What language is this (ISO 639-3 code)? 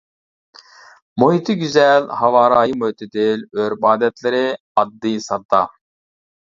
uig